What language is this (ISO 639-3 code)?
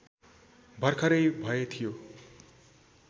nep